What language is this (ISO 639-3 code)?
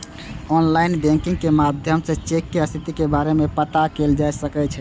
mai